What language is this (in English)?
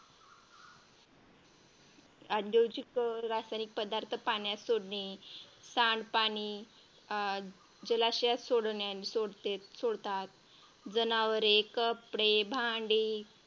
Marathi